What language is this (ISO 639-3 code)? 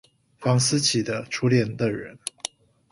zho